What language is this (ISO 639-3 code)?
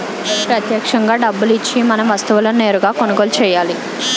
tel